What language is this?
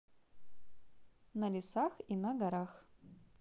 Russian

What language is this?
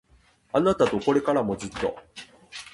Japanese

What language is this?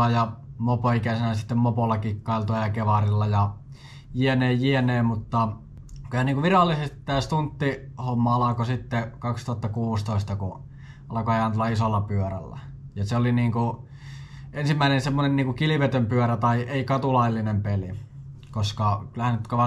Finnish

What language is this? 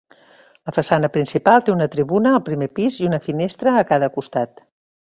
Catalan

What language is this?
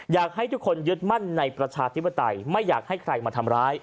Thai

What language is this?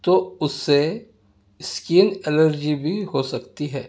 Urdu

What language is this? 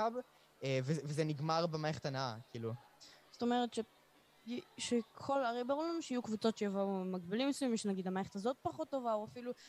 Hebrew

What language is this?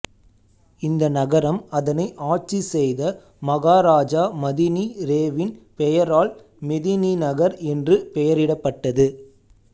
Tamil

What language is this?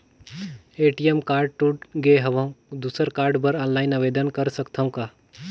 Chhattisgarhi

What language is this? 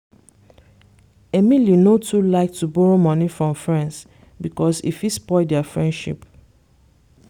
Nigerian Pidgin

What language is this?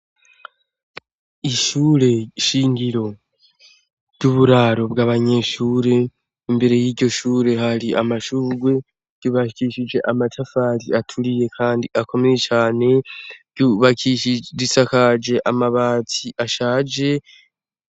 Rundi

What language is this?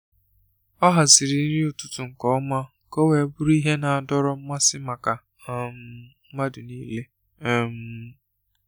Igbo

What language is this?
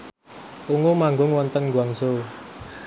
Javanese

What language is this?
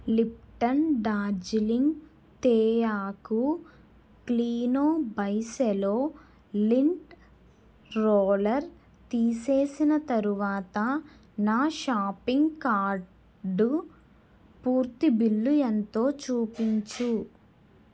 Telugu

